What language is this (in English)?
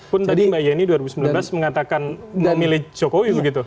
Indonesian